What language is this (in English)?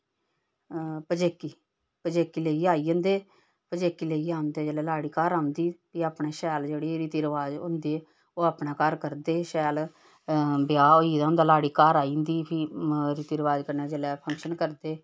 Dogri